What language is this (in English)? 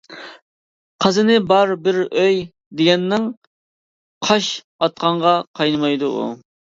Uyghur